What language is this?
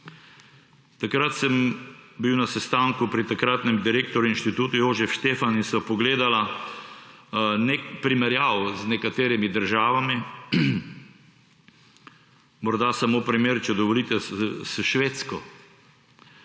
Slovenian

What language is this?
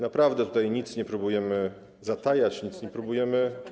Polish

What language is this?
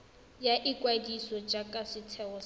Tswana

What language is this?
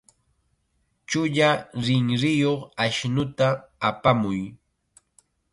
Chiquián Ancash Quechua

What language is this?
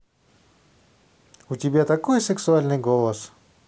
Russian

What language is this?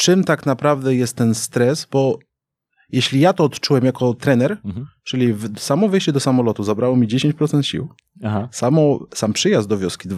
Polish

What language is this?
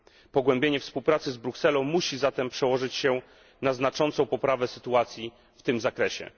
Polish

